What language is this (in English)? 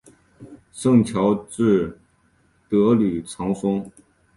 Chinese